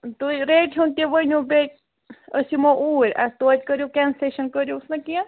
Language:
Kashmiri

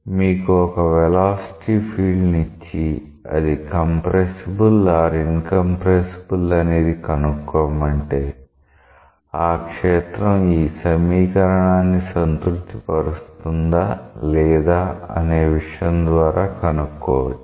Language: Telugu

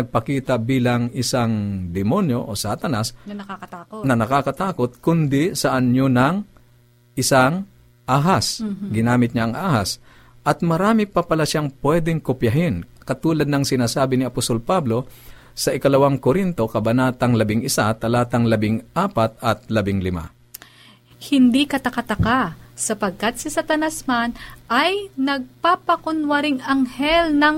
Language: Filipino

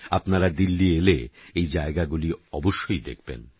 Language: Bangla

